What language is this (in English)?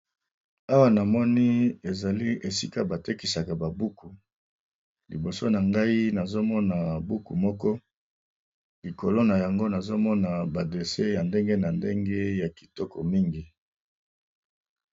Lingala